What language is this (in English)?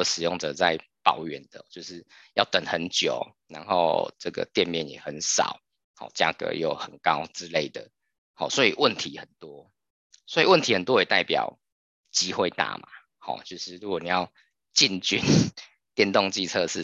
Chinese